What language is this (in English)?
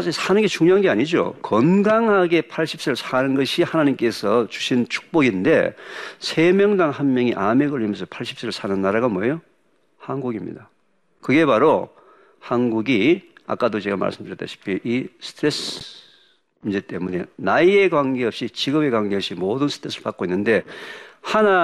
Korean